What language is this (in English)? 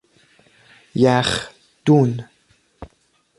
Persian